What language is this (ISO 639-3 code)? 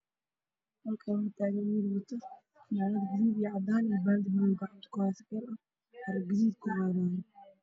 som